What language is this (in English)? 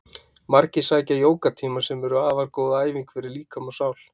Icelandic